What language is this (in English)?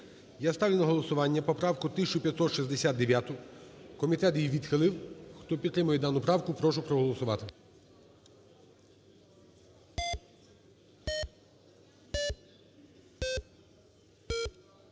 Ukrainian